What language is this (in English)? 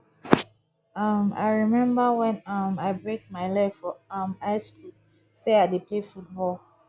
Nigerian Pidgin